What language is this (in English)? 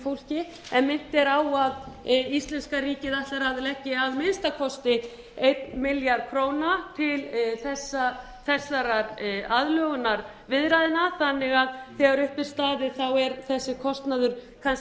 Icelandic